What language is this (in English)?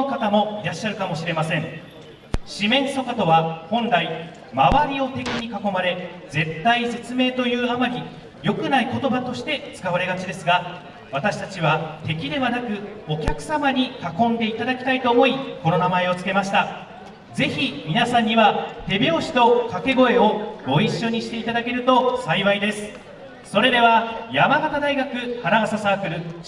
Japanese